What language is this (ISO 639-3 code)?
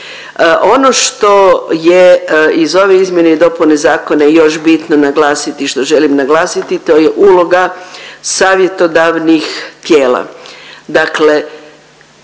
hrv